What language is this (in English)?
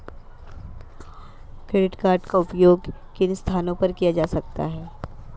Hindi